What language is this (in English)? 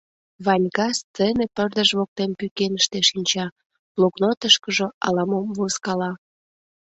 Mari